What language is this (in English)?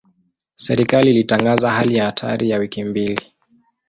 Swahili